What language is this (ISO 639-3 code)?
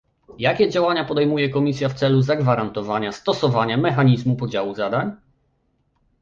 pol